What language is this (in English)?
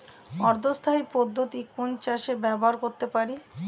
Bangla